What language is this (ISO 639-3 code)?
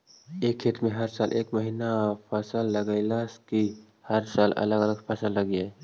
mag